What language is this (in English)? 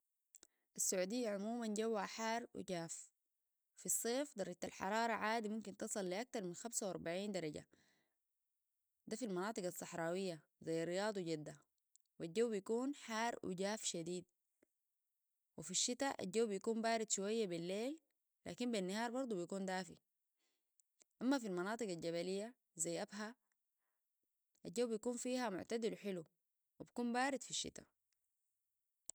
Sudanese Arabic